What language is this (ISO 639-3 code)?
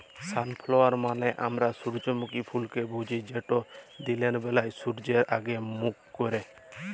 ben